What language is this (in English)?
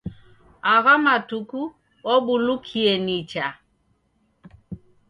Taita